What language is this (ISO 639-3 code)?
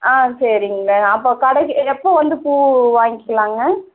tam